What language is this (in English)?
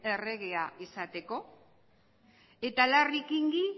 Basque